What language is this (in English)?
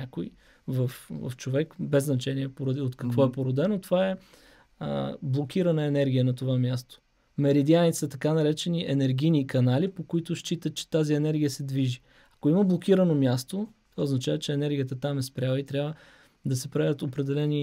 Bulgarian